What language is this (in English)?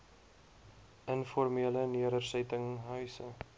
Afrikaans